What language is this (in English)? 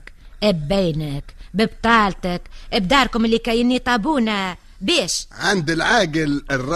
Arabic